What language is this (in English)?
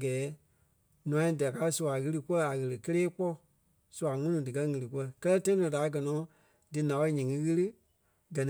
Kpelle